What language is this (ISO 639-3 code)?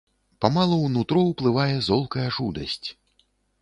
bel